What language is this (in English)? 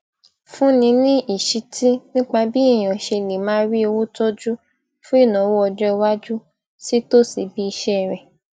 Yoruba